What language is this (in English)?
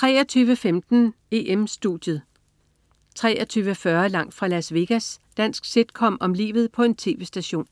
Danish